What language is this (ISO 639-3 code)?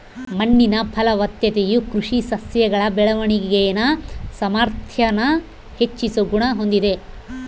kan